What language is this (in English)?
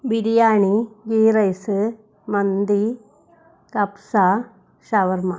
Malayalam